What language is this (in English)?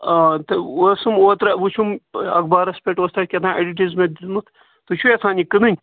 Kashmiri